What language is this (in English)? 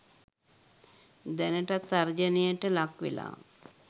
Sinhala